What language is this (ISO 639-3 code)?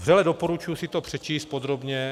ces